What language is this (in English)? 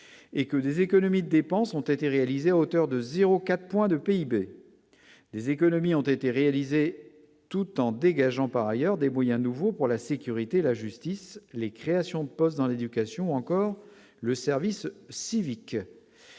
French